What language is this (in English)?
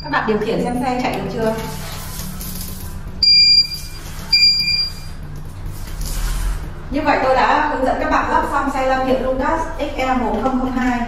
Vietnamese